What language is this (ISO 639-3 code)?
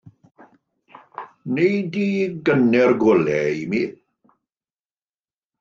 cym